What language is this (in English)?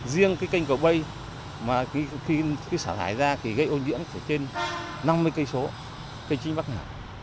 Vietnamese